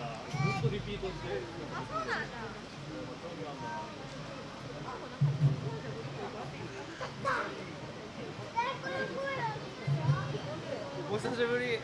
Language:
Japanese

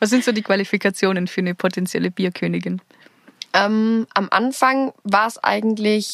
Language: German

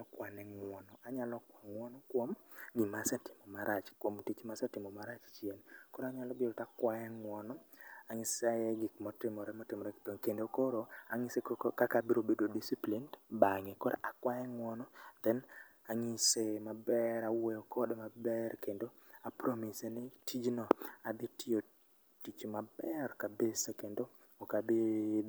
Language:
Luo (Kenya and Tanzania)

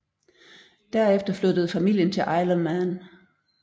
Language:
Danish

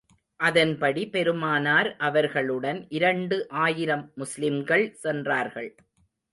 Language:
Tamil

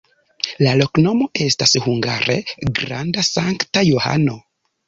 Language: Esperanto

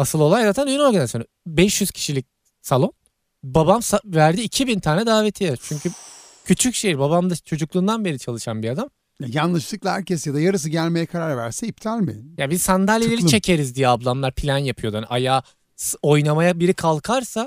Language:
Turkish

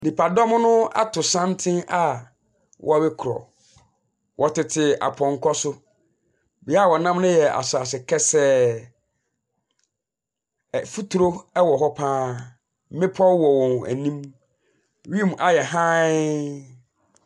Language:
Akan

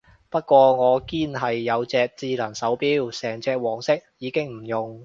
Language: Cantonese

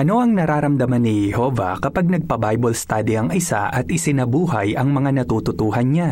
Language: Filipino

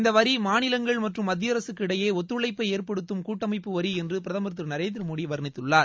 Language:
Tamil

